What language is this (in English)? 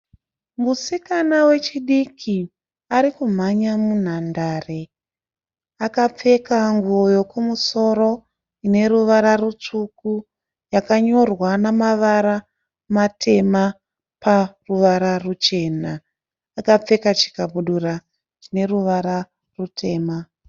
Shona